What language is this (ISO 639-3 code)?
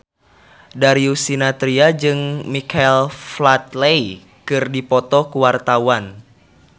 sun